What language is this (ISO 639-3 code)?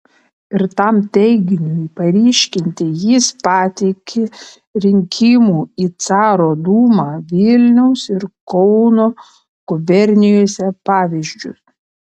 lit